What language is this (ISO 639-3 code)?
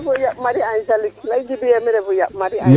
srr